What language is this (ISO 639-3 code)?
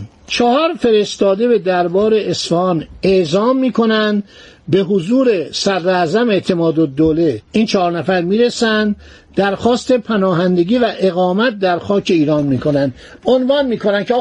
fas